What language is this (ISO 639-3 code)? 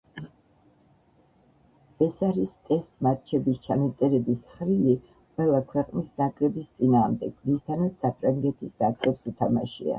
kat